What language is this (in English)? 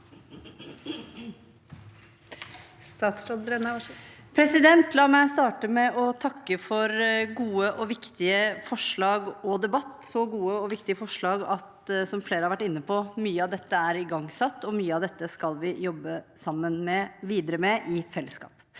Norwegian